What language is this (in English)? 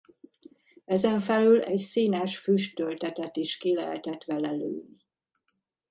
Hungarian